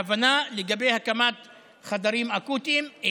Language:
Hebrew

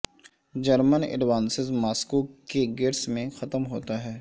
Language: Urdu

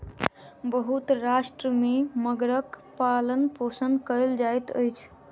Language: Maithili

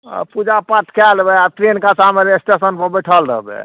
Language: Maithili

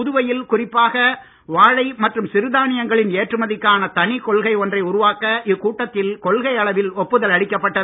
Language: Tamil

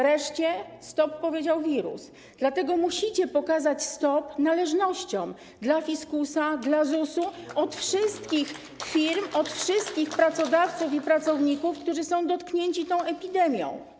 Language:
Polish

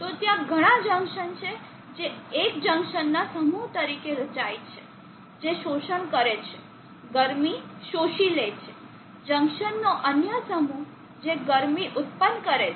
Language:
Gujarati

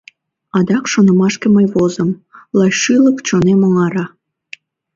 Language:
Mari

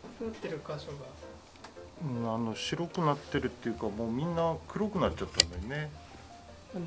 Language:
Japanese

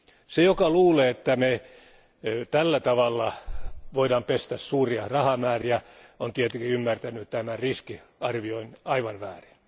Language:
Finnish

